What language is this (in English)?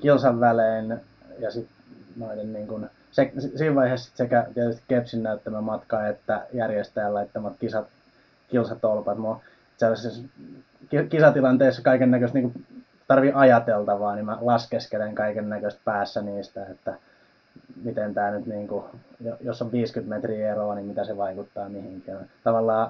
Finnish